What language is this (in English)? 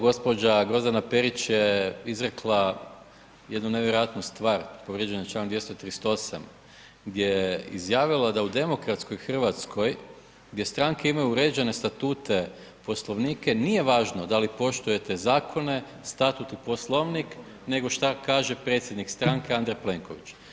Croatian